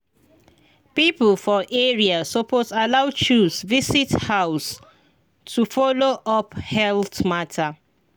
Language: Nigerian Pidgin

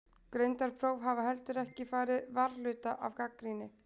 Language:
Icelandic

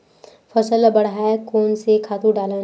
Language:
Chhattisgarhi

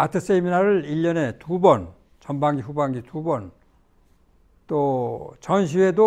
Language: Korean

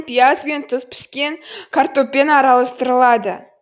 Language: Kazakh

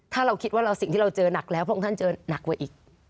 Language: Thai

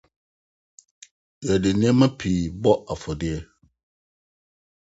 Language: Akan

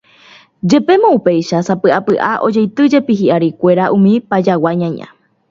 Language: Guarani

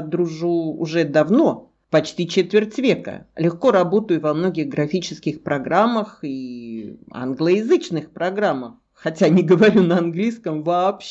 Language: Russian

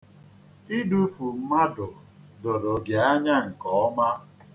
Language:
Igbo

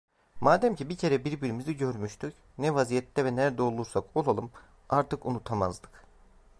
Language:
Turkish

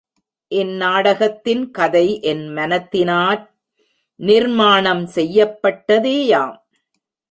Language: Tamil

